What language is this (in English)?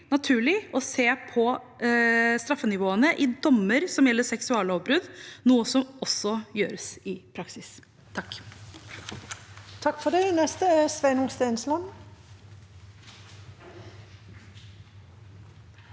Norwegian